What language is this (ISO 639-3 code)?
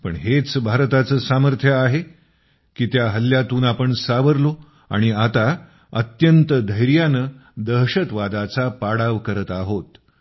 mar